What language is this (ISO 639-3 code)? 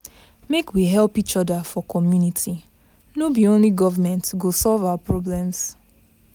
pcm